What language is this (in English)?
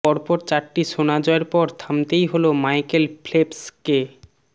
Bangla